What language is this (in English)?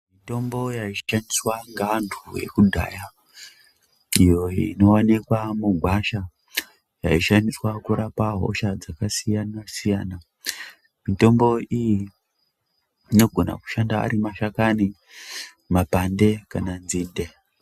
Ndau